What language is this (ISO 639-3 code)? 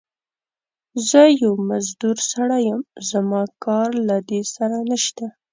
pus